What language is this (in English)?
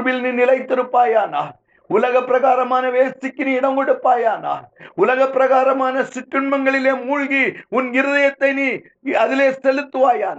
Tamil